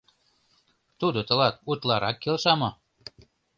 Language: Mari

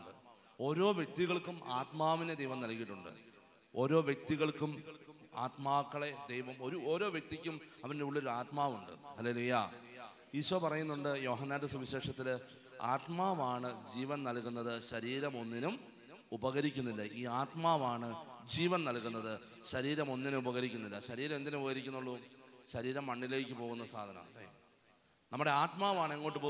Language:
Malayalam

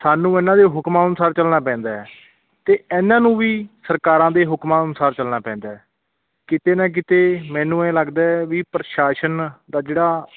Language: Punjabi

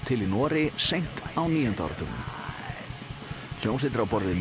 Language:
Icelandic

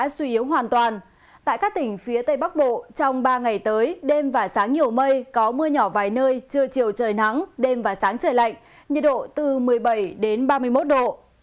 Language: Vietnamese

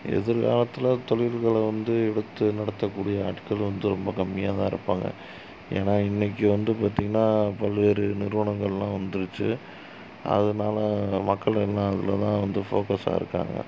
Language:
Tamil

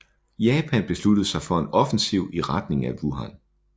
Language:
Danish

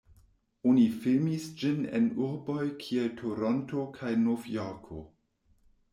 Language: Esperanto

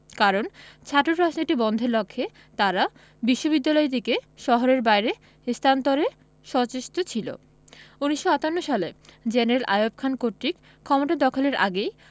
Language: Bangla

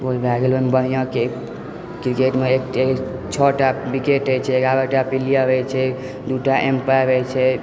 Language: Maithili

